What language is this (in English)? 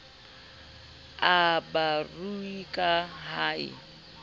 Southern Sotho